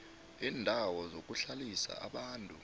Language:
South Ndebele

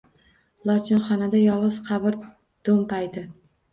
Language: Uzbek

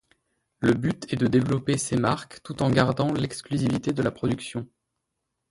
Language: French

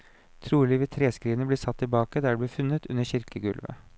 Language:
Norwegian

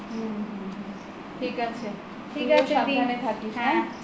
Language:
Bangla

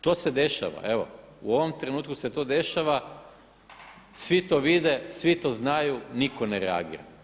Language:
Croatian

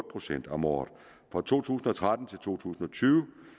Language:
Danish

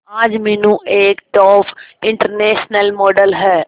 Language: Hindi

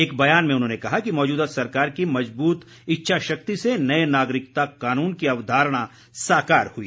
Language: Hindi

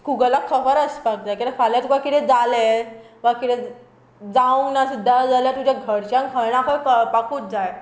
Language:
Konkani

